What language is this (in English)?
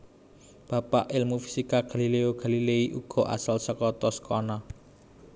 Javanese